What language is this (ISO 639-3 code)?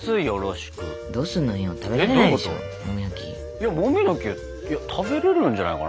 jpn